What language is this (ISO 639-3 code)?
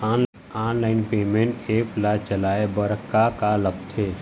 hne